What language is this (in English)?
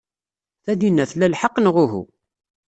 Kabyle